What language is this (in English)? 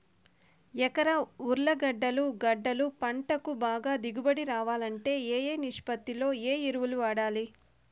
Telugu